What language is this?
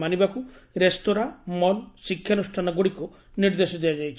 Odia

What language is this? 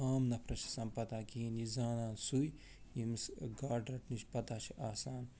Kashmiri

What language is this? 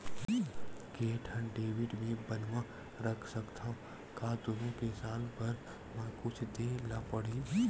Chhattisgarhi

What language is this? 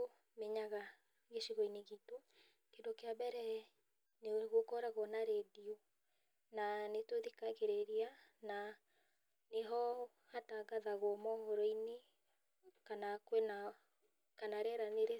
Kikuyu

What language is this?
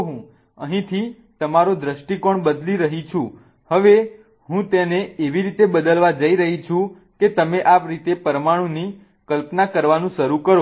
Gujarati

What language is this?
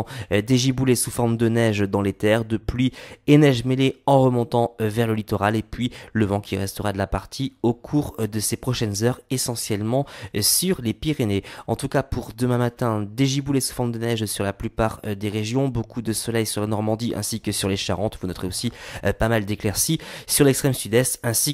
French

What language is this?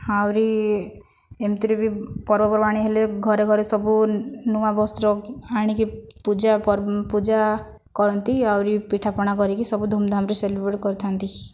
Odia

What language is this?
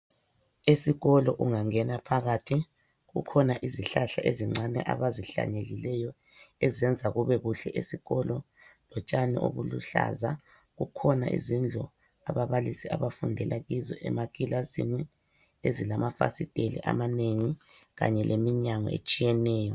North Ndebele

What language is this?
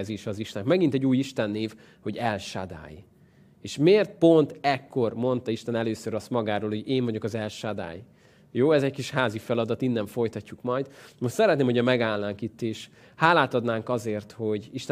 Hungarian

